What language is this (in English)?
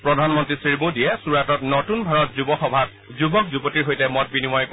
Assamese